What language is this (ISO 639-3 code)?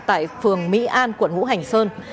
vie